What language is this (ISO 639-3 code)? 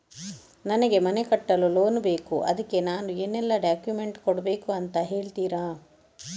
kan